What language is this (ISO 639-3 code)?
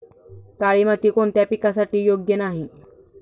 mar